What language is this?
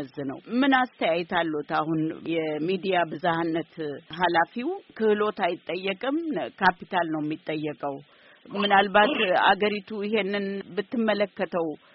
Amharic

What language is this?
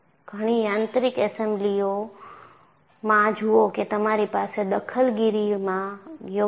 Gujarati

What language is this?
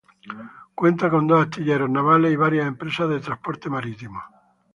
Spanish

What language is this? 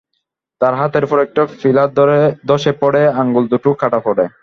Bangla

